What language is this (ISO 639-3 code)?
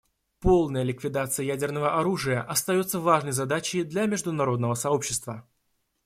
rus